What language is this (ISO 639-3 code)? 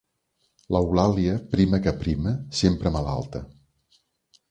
cat